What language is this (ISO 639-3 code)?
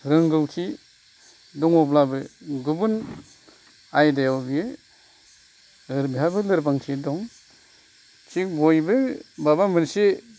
brx